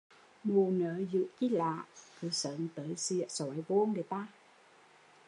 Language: Vietnamese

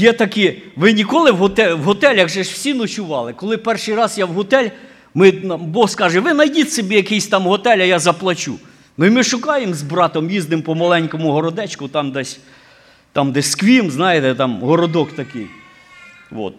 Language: Ukrainian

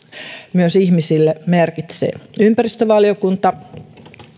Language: Finnish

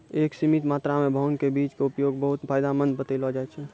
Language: Maithili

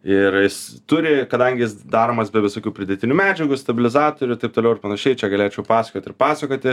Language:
Lithuanian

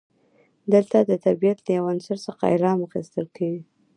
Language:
Pashto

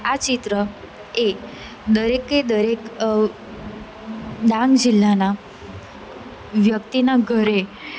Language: Gujarati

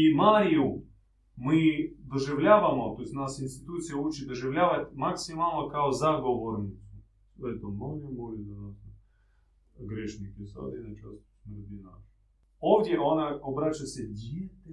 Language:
Croatian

